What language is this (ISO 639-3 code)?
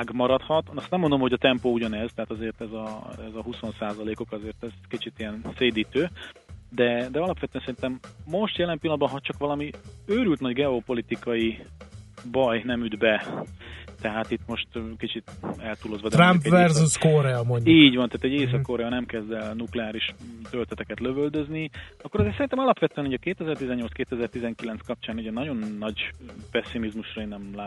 hun